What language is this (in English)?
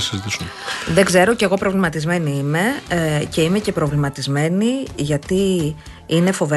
Greek